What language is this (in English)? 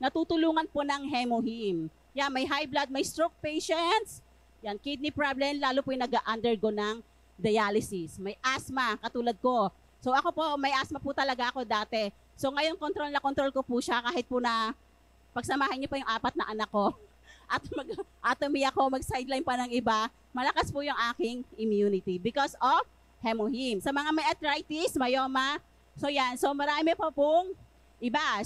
Filipino